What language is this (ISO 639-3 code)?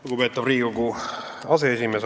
est